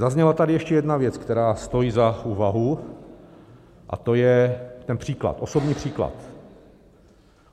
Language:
Czech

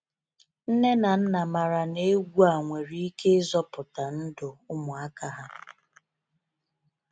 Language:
Igbo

